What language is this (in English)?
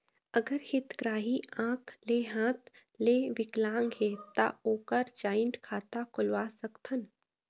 Chhattisgarhi